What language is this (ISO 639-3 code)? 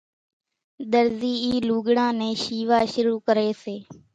gjk